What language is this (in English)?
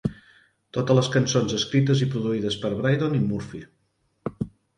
Catalan